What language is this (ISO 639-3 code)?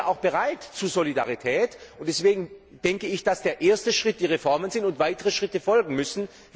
deu